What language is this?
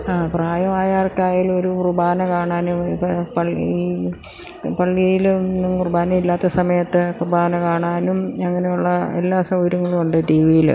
Malayalam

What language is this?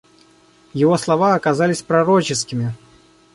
Russian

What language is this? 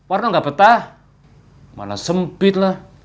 Indonesian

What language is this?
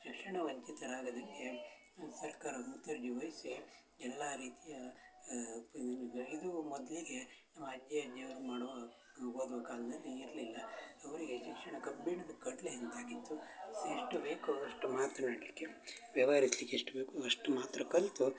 Kannada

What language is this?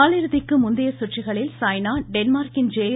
Tamil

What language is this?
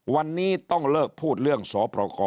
Thai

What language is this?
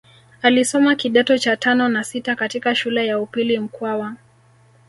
Swahili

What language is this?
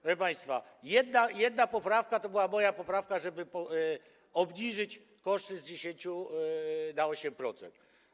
Polish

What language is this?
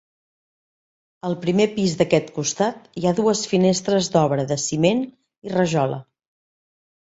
Catalan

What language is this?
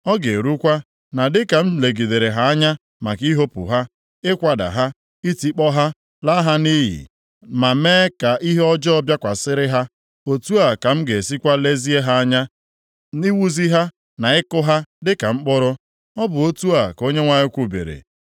Igbo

